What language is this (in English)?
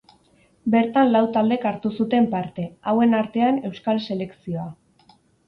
Basque